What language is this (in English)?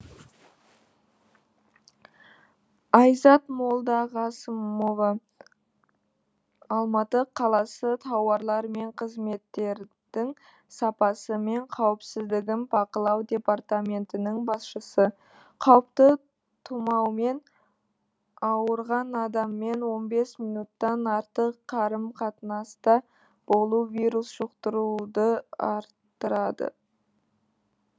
Kazakh